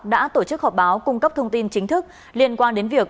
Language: Vietnamese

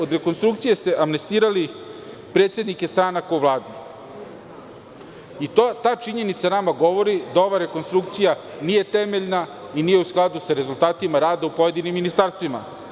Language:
Serbian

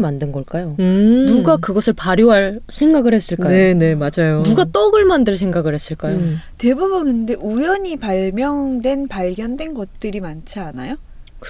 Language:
Korean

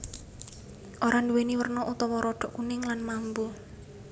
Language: Javanese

